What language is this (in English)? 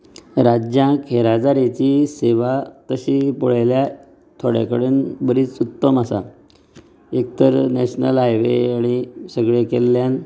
Konkani